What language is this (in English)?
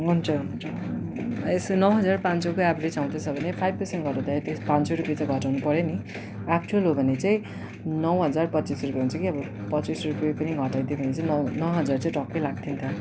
Nepali